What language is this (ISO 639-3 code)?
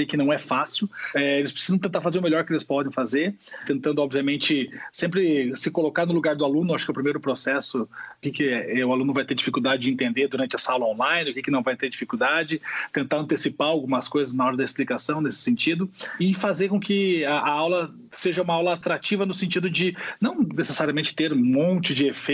por